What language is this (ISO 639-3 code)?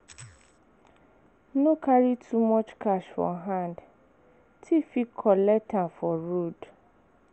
pcm